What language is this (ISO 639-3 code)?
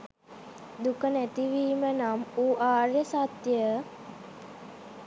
sin